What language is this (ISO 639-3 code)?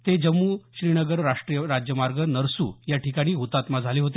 mar